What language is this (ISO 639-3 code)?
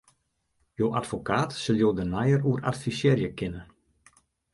fry